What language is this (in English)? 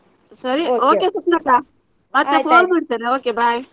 Kannada